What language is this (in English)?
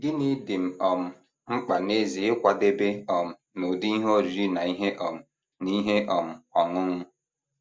Igbo